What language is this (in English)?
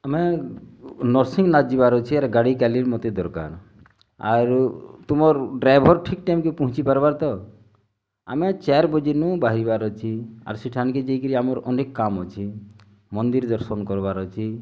Odia